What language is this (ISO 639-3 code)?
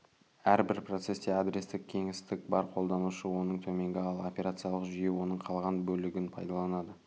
kaz